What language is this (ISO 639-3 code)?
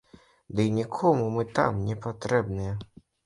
bel